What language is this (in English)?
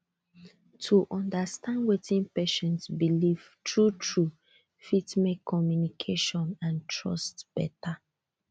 Nigerian Pidgin